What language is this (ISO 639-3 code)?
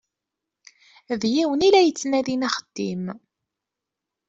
kab